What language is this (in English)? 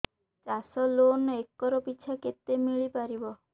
Odia